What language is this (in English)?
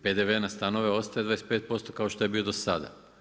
Croatian